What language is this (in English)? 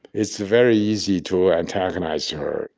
English